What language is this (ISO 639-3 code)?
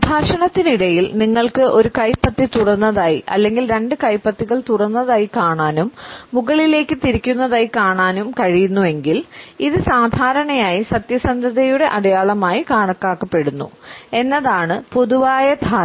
mal